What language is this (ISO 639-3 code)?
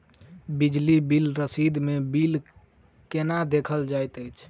mai